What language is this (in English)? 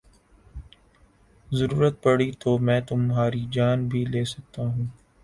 Urdu